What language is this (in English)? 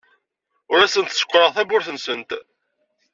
Kabyle